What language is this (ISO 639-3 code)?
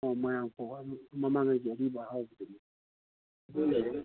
mni